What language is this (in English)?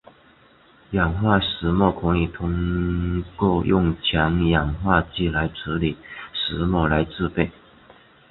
Chinese